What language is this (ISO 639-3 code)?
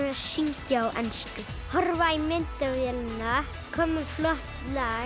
isl